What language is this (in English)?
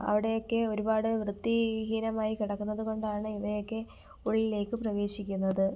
Malayalam